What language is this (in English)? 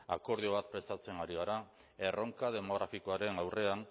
Basque